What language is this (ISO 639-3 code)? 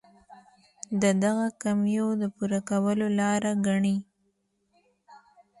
pus